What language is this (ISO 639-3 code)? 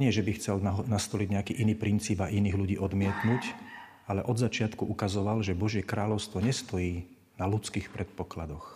slk